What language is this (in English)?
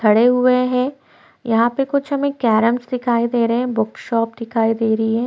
Hindi